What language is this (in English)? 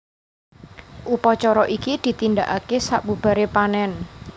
Javanese